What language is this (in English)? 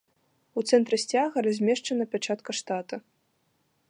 Belarusian